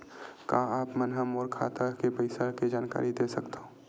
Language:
Chhattisgarhi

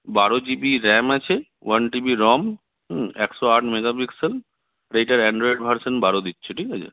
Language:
Bangla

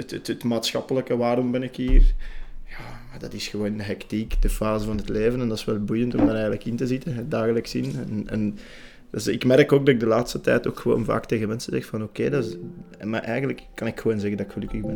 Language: Dutch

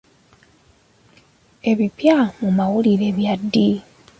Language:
Ganda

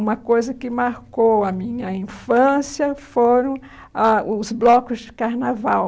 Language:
Portuguese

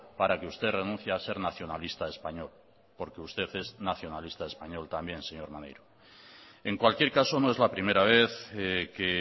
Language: Spanish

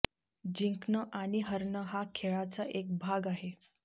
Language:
Marathi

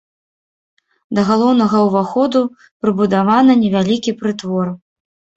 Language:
Belarusian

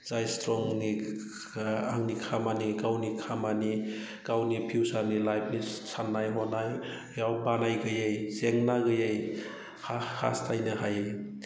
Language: Bodo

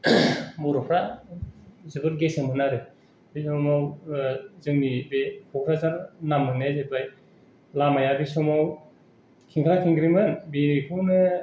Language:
Bodo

